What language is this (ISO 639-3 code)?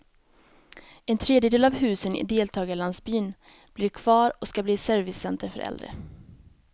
swe